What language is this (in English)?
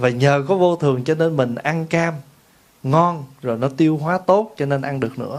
Vietnamese